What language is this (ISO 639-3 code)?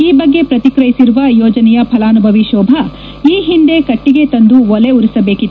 kan